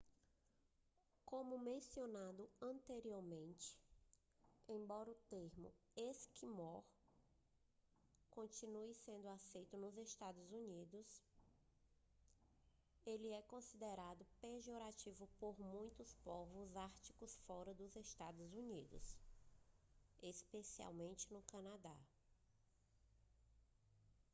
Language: Portuguese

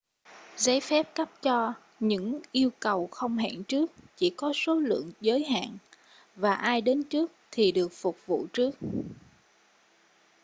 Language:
Vietnamese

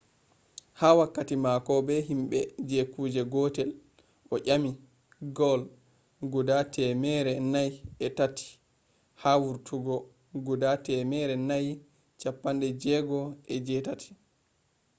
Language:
Fula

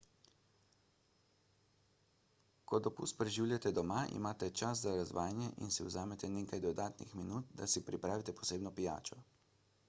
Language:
Slovenian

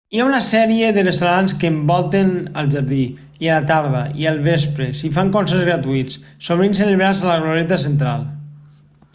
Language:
Catalan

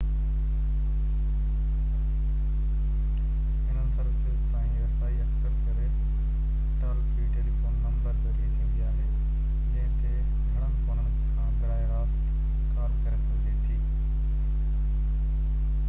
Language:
Sindhi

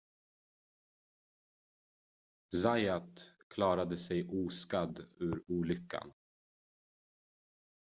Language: Swedish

